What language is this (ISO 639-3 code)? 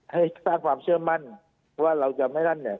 tha